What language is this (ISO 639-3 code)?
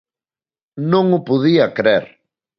glg